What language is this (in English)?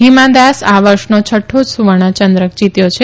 Gujarati